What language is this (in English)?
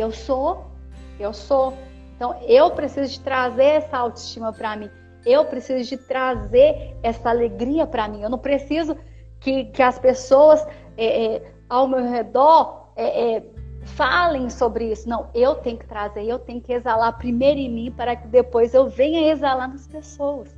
Portuguese